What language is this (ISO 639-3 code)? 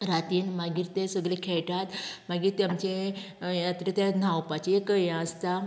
kok